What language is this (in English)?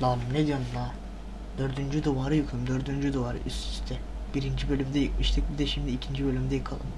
Turkish